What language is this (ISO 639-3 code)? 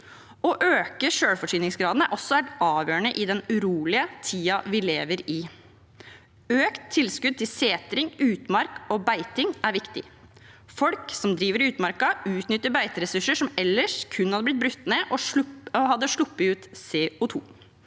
nor